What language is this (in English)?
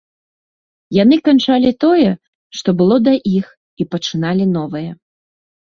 Belarusian